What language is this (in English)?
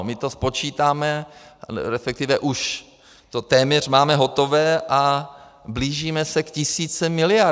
Czech